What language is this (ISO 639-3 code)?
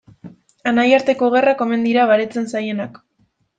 eus